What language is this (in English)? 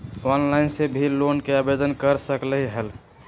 Magahi